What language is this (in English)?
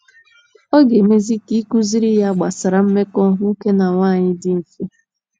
Igbo